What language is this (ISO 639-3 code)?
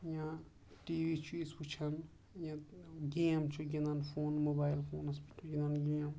kas